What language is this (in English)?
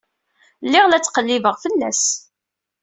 Kabyle